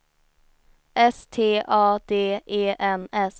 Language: Swedish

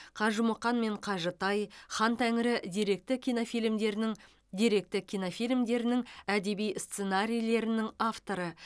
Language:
Kazakh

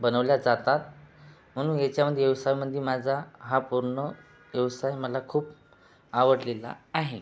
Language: Marathi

